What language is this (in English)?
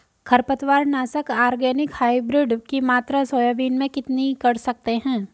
Hindi